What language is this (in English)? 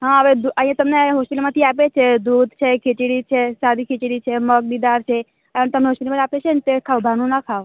Gujarati